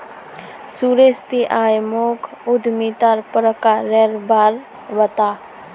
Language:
Magahi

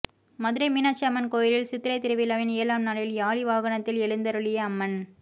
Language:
Tamil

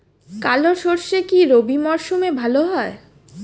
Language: Bangla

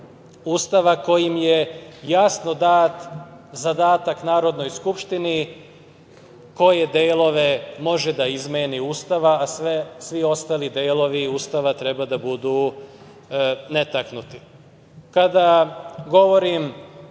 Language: Serbian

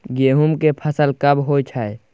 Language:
Maithili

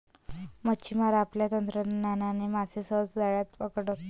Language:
Marathi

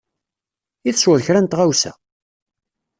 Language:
Kabyle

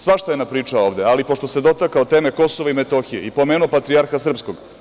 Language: Serbian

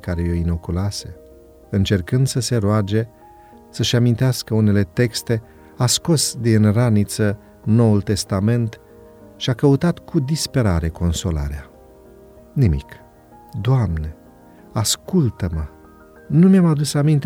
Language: Romanian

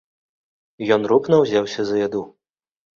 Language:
Belarusian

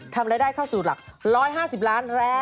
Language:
Thai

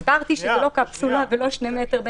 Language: Hebrew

